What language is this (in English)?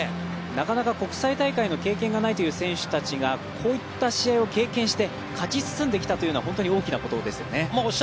Japanese